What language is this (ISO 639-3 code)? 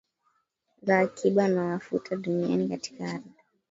swa